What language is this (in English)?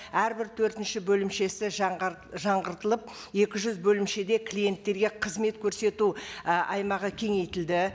Kazakh